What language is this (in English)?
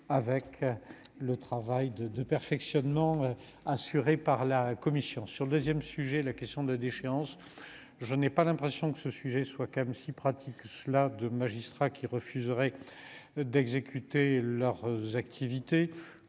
French